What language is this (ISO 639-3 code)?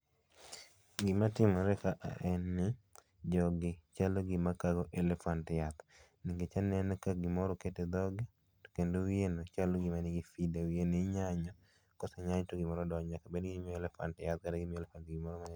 luo